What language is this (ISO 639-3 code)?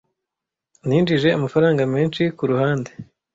kin